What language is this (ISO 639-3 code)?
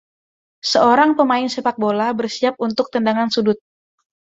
ind